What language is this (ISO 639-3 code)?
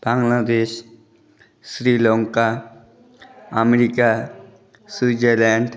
ben